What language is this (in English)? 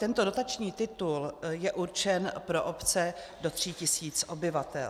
Czech